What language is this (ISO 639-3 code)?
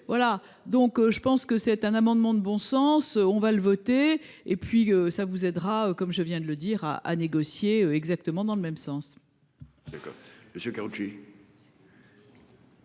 fra